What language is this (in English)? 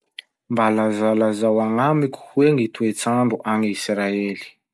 Masikoro Malagasy